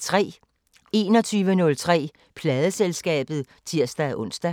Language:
Danish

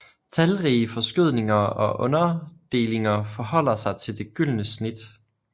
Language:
Danish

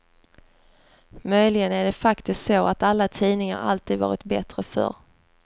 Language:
Swedish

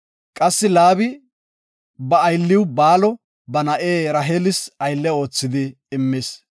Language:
Gofa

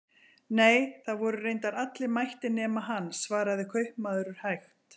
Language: Icelandic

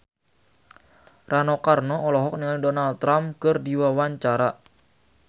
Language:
Sundanese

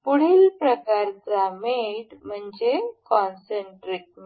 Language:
Marathi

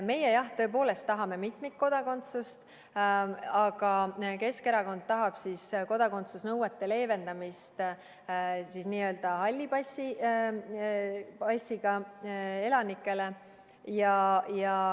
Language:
Estonian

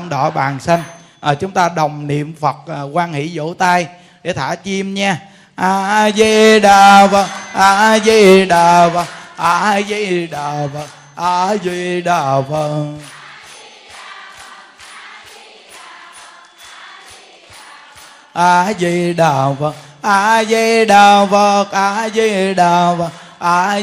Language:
Vietnamese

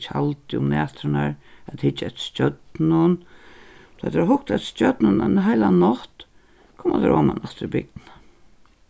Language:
Faroese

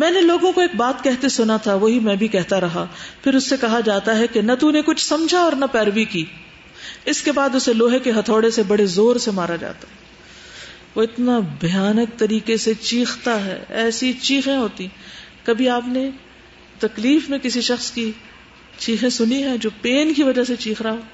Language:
Urdu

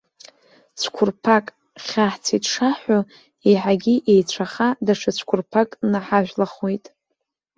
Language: Abkhazian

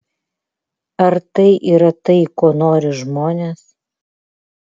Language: Lithuanian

